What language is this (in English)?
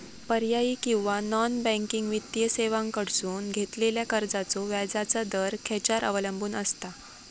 Marathi